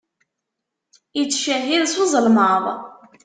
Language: Kabyle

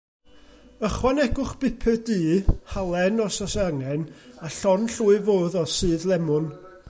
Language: Welsh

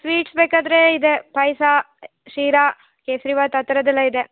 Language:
Kannada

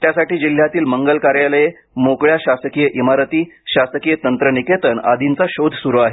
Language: Marathi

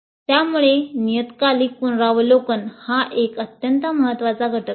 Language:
Marathi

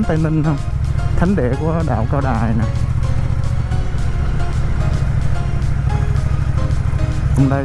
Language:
Vietnamese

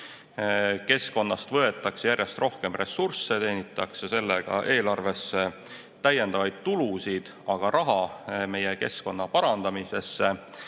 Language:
Estonian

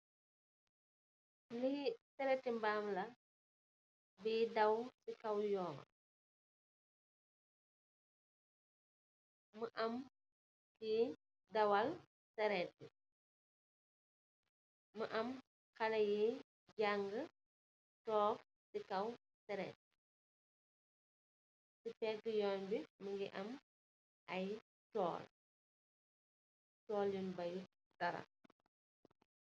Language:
Wolof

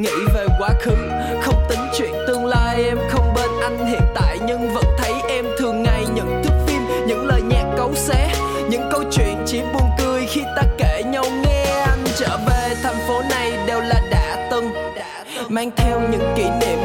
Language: Vietnamese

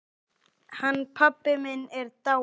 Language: Icelandic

